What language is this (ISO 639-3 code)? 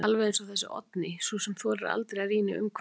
isl